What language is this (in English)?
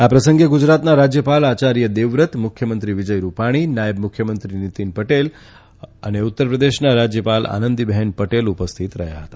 Gujarati